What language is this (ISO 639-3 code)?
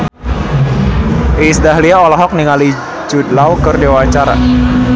sun